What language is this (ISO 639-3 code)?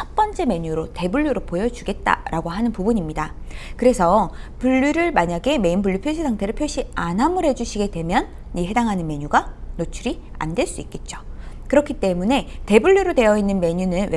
kor